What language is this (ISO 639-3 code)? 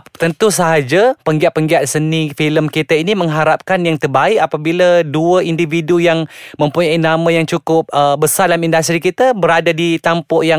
msa